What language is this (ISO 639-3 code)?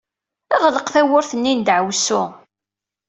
kab